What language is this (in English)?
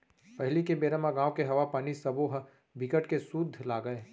Chhattisgarhi